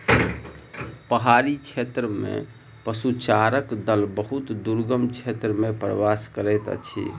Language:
Maithili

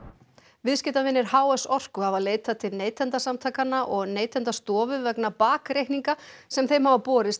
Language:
Icelandic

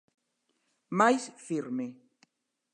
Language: Galician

